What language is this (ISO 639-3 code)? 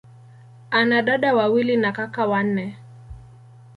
swa